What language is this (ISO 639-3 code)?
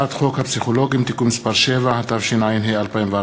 heb